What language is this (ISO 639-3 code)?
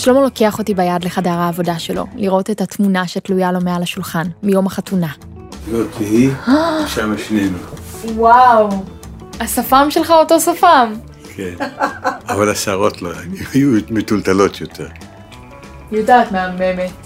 heb